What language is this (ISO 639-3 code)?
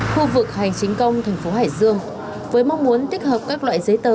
vie